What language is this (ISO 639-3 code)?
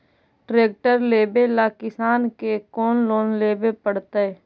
mag